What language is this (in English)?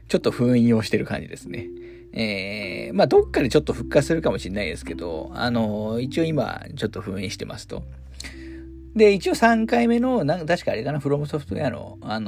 Japanese